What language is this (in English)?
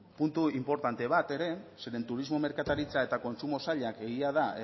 Basque